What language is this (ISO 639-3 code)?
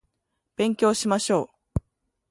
jpn